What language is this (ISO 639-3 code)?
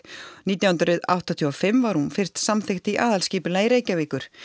isl